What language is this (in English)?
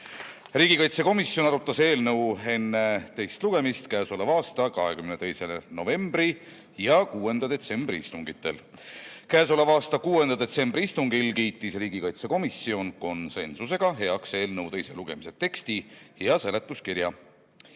Estonian